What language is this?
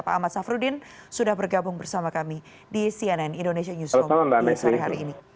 Indonesian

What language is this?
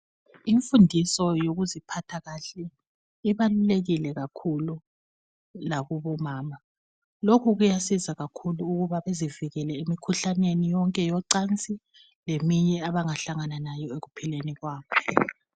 North Ndebele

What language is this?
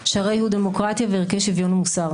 Hebrew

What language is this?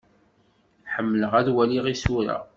Kabyle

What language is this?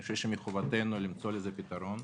Hebrew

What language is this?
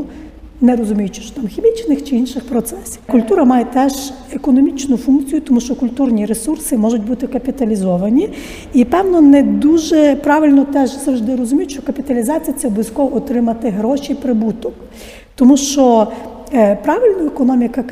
Ukrainian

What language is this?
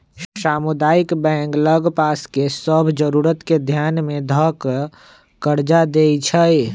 Magahi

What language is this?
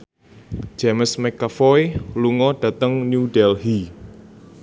Javanese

